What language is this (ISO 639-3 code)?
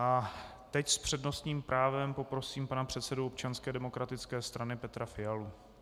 ces